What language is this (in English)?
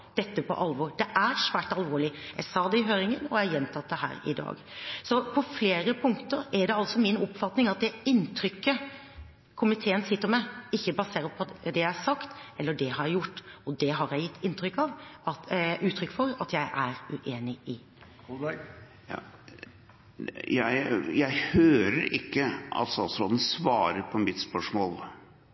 Norwegian Bokmål